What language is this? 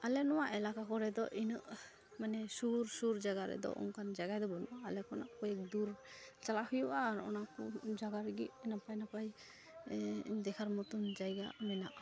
Santali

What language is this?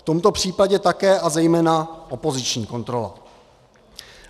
Czech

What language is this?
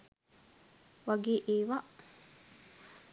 Sinhala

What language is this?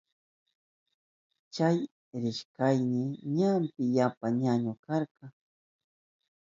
Southern Pastaza Quechua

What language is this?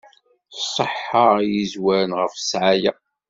Kabyle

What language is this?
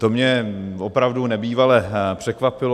Czech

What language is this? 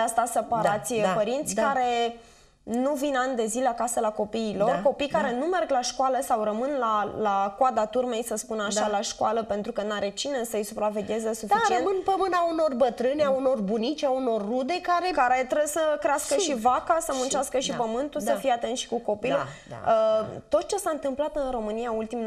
Romanian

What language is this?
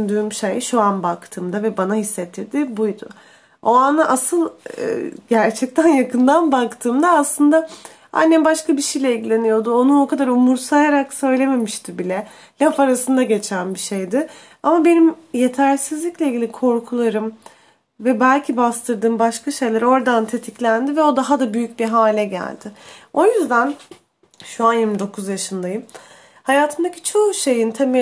Turkish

